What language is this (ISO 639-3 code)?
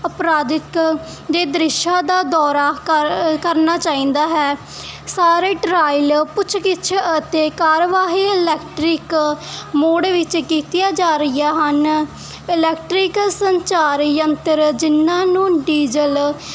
pan